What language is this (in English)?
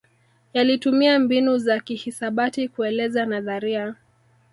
Swahili